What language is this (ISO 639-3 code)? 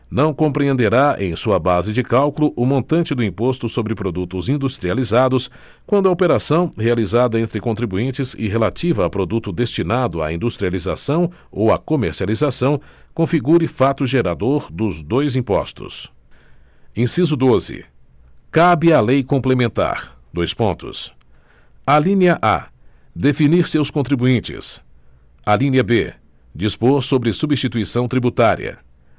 por